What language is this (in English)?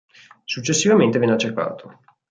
Italian